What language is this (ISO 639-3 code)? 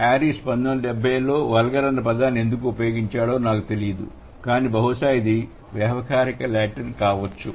tel